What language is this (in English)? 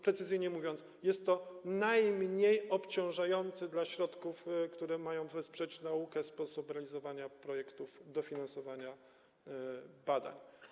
Polish